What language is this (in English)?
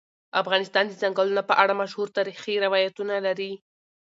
Pashto